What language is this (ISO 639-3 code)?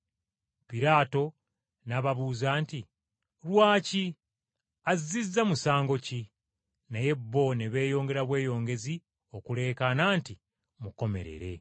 lug